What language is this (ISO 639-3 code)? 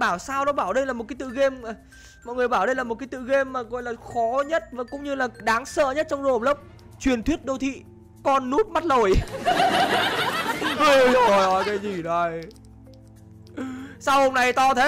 vie